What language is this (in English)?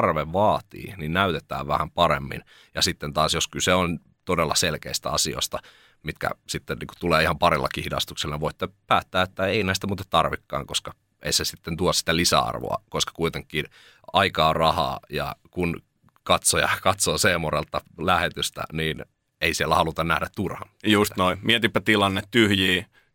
Finnish